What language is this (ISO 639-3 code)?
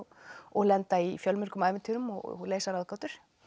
isl